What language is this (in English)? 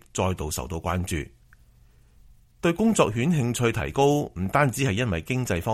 Chinese